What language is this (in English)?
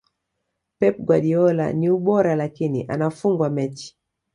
Swahili